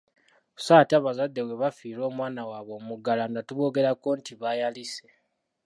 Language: Ganda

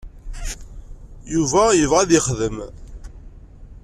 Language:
Kabyle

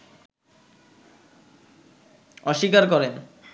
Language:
Bangla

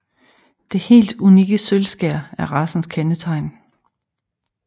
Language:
Danish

